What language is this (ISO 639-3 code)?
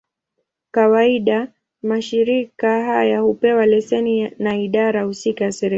swa